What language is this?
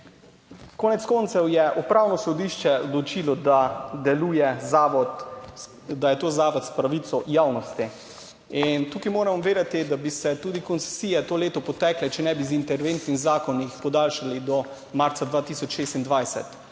Slovenian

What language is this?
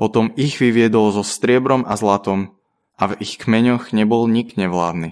Slovak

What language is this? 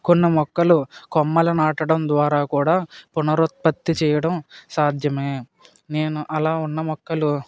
Telugu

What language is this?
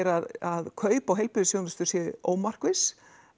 Icelandic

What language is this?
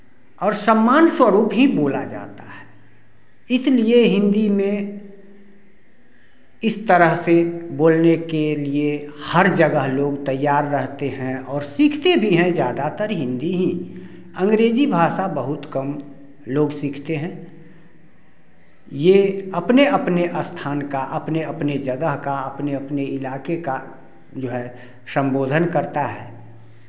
Hindi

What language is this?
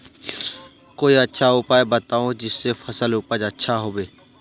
Magahi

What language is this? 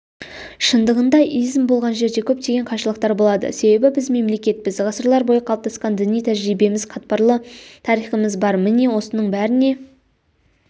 Kazakh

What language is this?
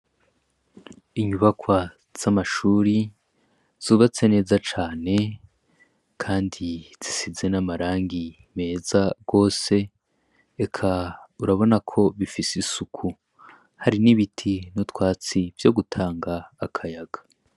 Rundi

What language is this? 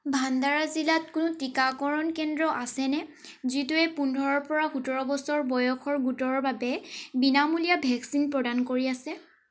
Assamese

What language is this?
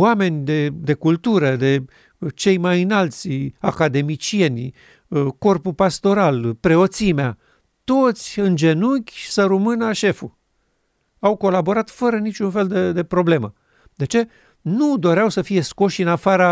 Romanian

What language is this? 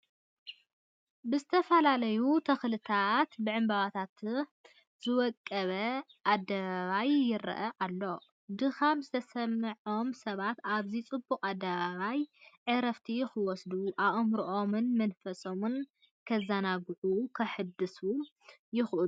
Tigrinya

